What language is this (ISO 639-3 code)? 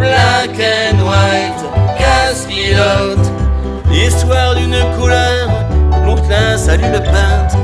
fra